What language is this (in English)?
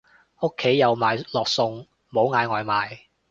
Cantonese